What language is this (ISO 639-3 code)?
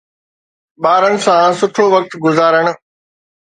snd